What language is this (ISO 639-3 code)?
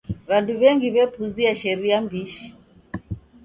dav